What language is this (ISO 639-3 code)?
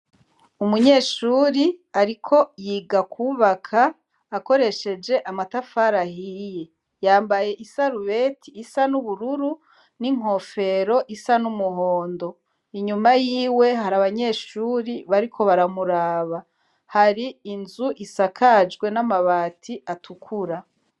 run